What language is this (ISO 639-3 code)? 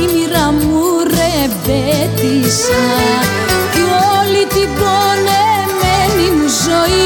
ell